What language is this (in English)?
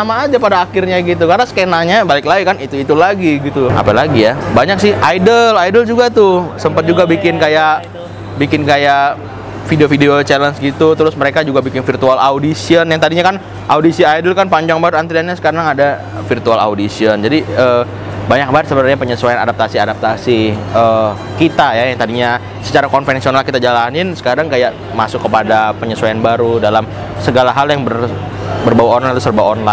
Indonesian